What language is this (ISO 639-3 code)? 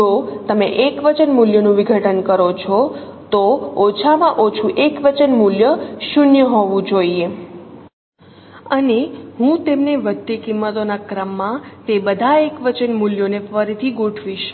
guj